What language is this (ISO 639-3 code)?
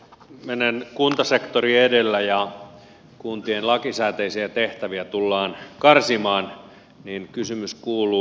fin